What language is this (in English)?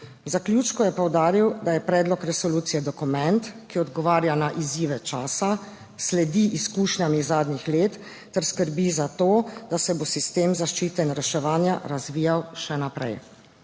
Slovenian